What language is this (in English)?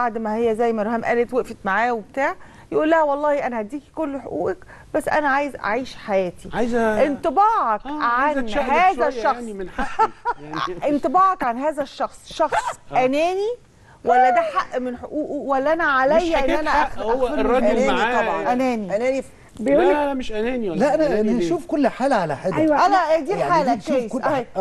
Arabic